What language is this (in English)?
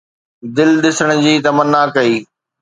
Sindhi